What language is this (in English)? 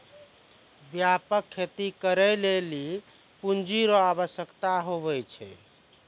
Maithili